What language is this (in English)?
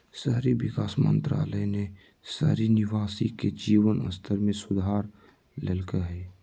Magahi